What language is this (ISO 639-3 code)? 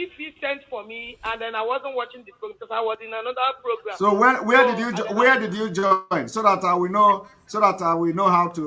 eng